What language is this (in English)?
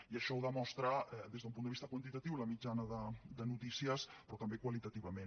Catalan